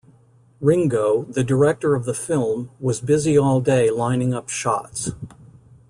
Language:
English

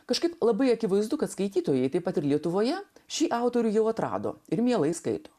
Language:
Lithuanian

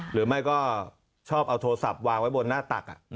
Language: Thai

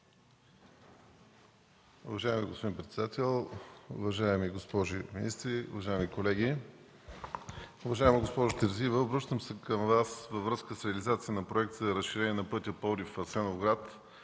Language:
Bulgarian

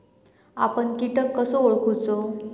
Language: Marathi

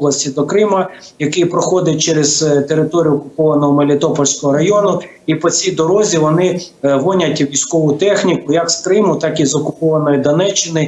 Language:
Ukrainian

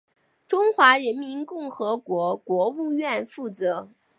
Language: Chinese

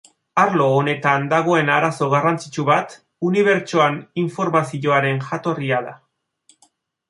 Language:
Basque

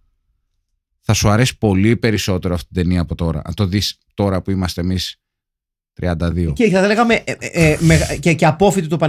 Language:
Greek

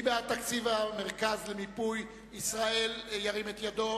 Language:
Hebrew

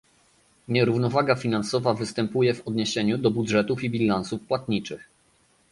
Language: Polish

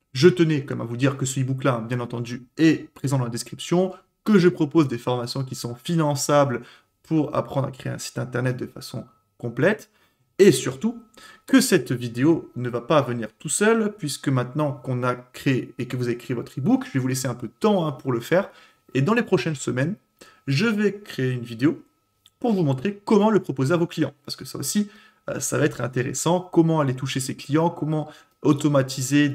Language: French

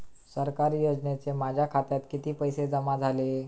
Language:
Marathi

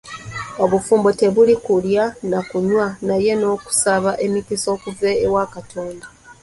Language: Ganda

